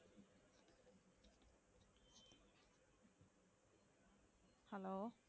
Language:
Tamil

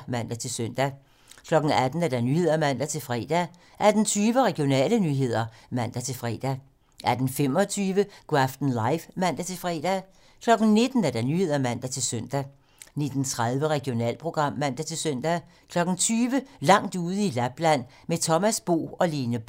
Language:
Danish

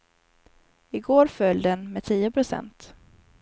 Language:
Swedish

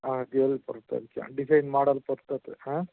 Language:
Tamil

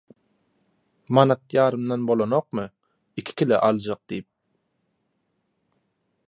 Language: Turkmen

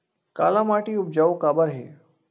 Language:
Chhattisgarhi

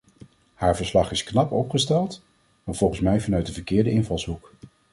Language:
Dutch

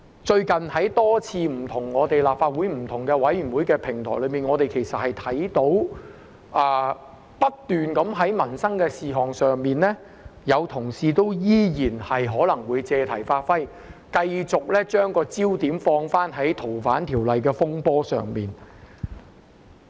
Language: Cantonese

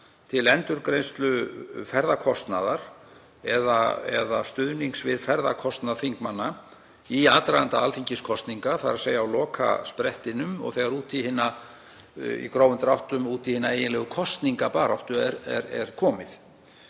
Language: Icelandic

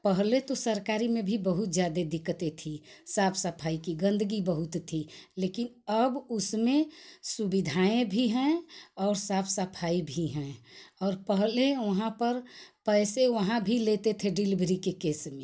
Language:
Hindi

